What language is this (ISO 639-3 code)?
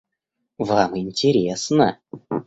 rus